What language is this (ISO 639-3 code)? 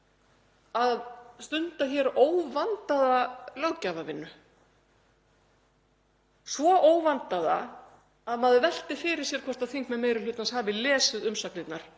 isl